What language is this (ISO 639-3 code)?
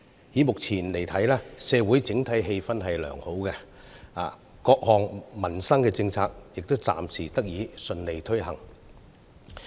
yue